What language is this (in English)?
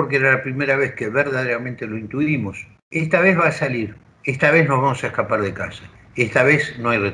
Spanish